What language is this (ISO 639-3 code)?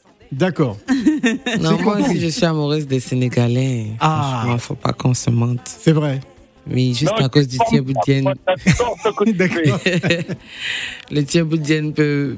fra